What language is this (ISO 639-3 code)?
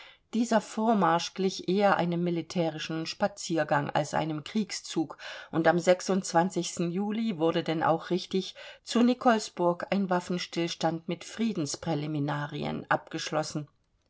deu